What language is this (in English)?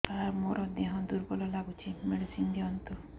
Odia